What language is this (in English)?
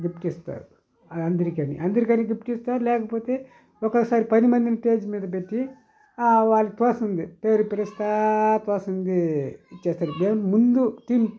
Telugu